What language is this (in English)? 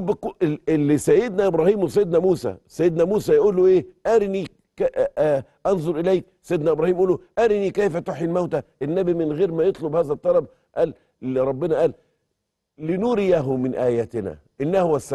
Arabic